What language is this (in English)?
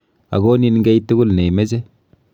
Kalenjin